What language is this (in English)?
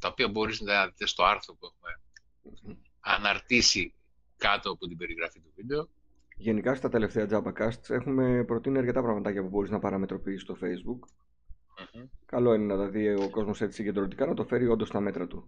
Greek